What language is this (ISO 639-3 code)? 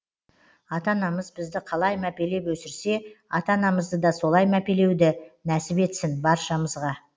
kaz